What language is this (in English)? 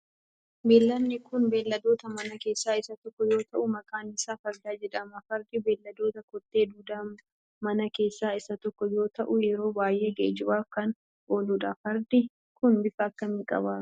Oromo